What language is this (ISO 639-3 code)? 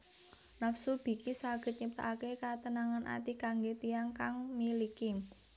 jav